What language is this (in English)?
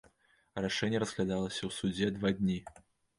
Belarusian